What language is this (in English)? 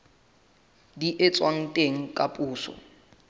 Southern Sotho